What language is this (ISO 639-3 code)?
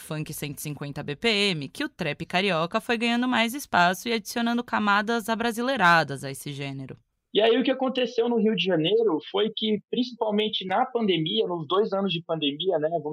por